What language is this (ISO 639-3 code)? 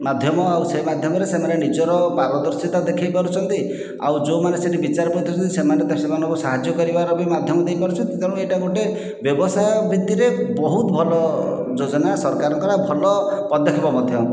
ori